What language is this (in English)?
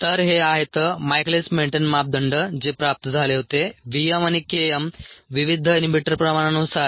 Marathi